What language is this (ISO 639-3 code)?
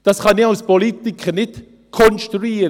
gsw